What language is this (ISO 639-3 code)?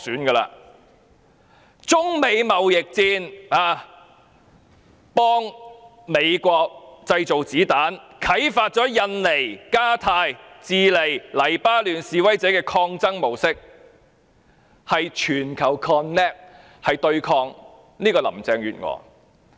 yue